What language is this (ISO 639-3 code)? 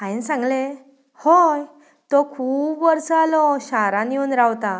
kok